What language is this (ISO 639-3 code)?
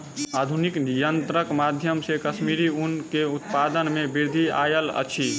mai